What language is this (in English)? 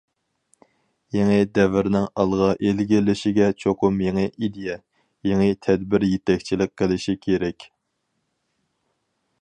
Uyghur